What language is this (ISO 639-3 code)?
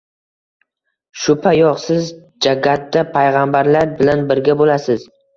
uzb